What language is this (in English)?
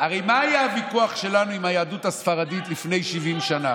Hebrew